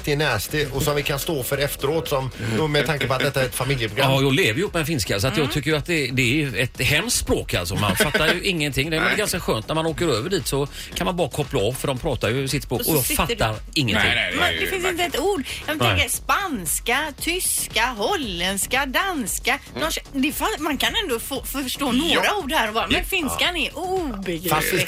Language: Swedish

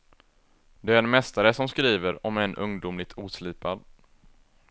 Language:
Swedish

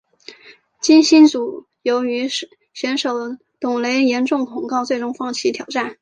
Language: Chinese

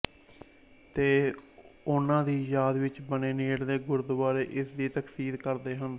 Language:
Punjabi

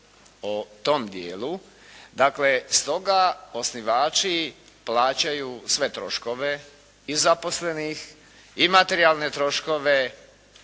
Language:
Croatian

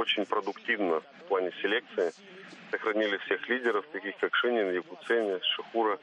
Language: Russian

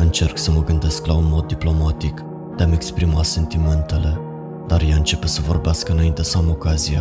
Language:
Romanian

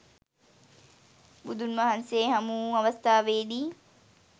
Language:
Sinhala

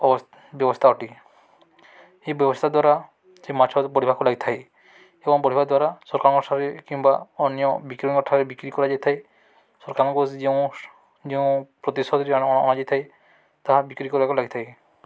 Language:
Odia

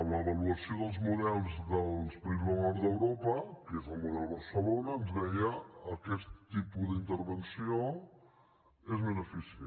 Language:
Catalan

